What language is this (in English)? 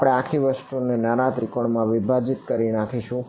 Gujarati